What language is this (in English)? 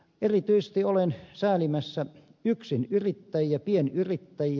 Finnish